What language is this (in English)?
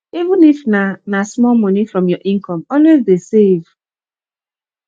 Nigerian Pidgin